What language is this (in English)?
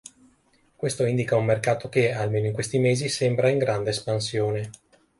Italian